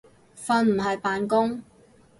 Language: Cantonese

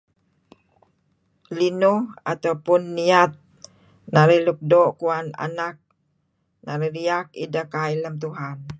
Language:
Kelabit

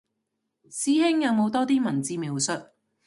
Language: Cantonese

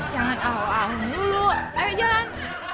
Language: Indonesian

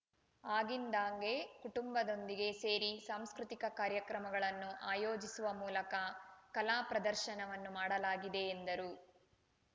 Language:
Kannada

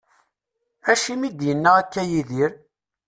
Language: Kabyle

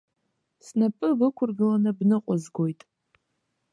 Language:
Abkhazian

